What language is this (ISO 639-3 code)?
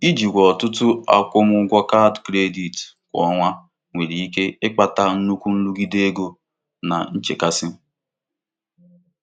ibo